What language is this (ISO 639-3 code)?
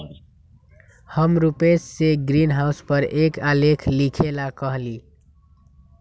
mag